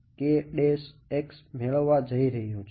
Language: Gujarati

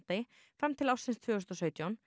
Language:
Icelandic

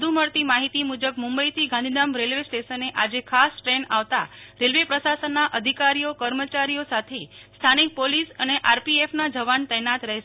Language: Gujarati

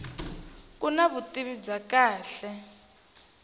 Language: Tsonga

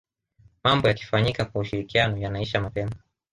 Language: Swahili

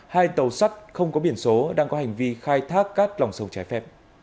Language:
Vietnamese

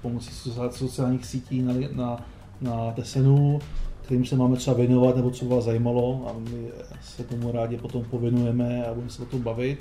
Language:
Czech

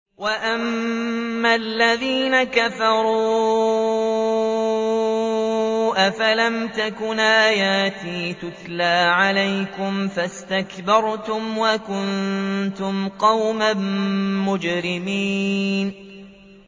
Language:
Arabic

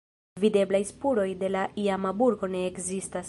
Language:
Esperanto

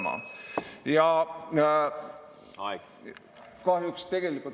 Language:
Estonian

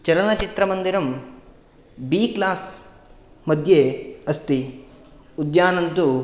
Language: Sanskrit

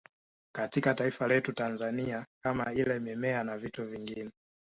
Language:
Swahili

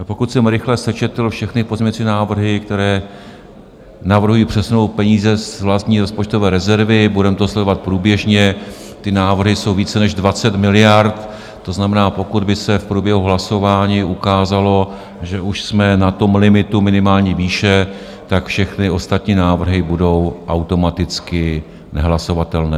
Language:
Czech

